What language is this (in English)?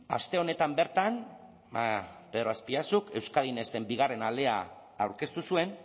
Basque